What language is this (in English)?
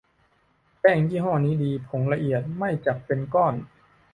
Thai